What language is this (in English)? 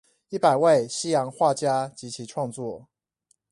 Chinese